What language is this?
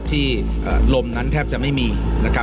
Thai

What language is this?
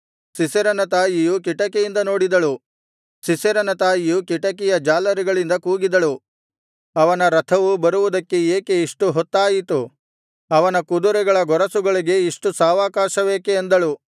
Kannada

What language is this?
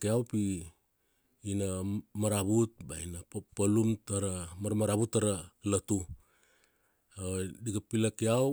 Kuanua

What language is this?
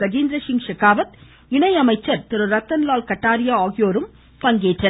Tamil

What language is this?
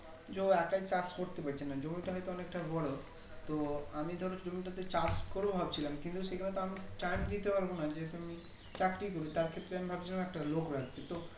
Bangla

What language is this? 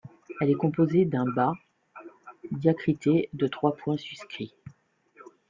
French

